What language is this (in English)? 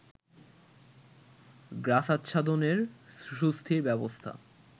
Bangla